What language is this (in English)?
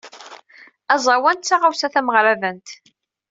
Kabyle